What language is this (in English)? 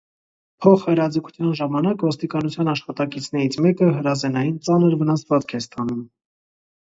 Armenian